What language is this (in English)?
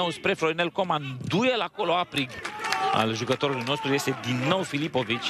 Romanian